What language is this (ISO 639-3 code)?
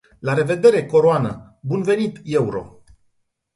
ron